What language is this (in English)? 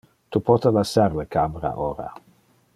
Interlingua